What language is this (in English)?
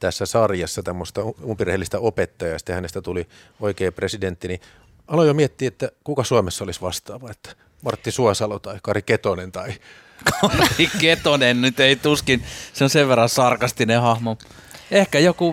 Finnish